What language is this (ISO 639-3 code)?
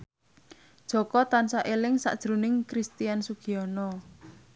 jav